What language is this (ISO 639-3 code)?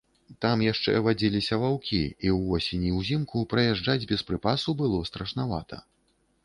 bel